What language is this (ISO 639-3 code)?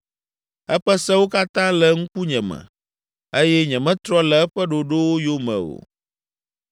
ewe